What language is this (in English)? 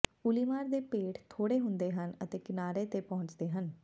Punjabi